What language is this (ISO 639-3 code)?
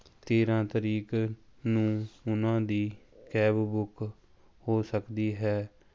pan